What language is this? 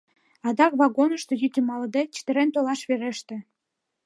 Mari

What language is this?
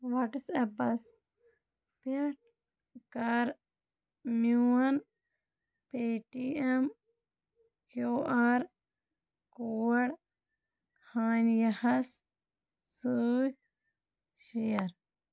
Kashmiri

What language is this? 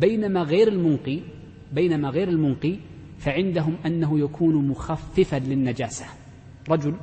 Arabic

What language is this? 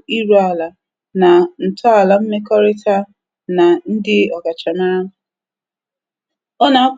Igbo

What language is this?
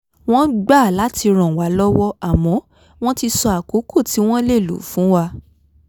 Yoruba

